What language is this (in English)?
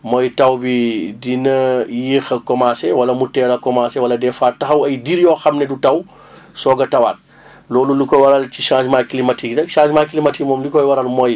Wolof